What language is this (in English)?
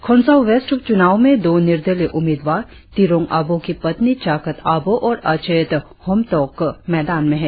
Hindi